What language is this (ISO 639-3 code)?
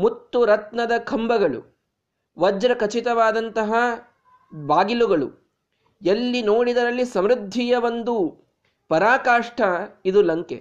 kan